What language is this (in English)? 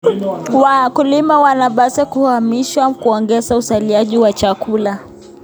Kalenjin